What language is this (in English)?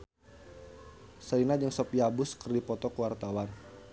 Sundanese